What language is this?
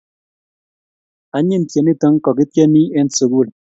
Kalenjin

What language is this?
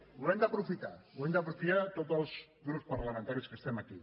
Catalan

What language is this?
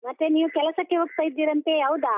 Kannada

